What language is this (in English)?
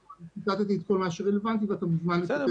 Hebrew